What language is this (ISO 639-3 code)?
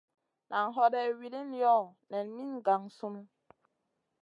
mcn